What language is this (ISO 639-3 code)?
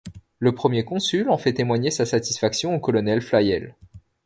fra